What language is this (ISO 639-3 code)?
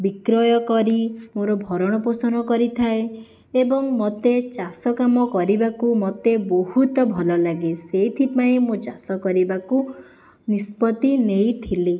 ori